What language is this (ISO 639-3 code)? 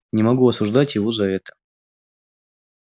rus